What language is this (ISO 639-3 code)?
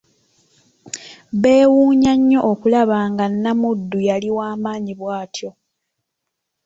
lug